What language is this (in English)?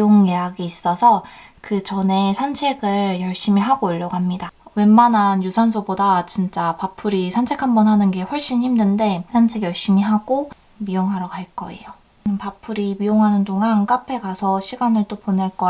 Korean